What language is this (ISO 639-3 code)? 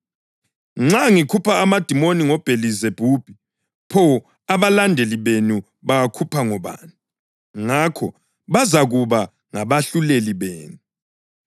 nde